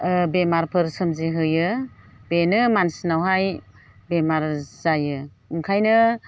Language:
Bodo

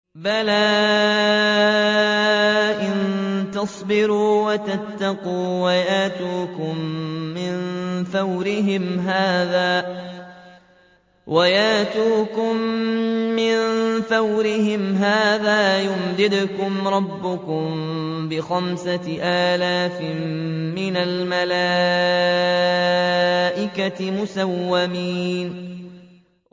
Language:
Arabic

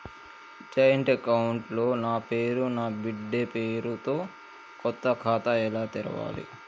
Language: Telugu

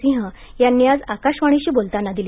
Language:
Marathi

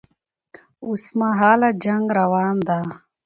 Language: Pashto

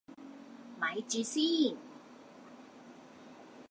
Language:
Cantonese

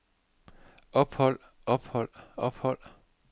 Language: Danish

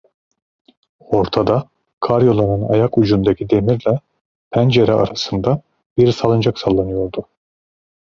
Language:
Turkish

